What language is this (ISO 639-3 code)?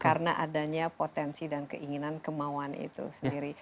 ind